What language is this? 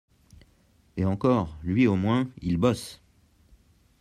French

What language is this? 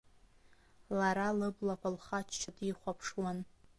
Abkhazian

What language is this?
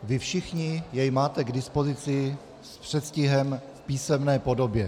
Czech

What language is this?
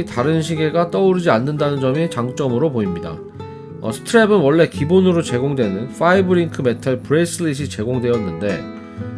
Korean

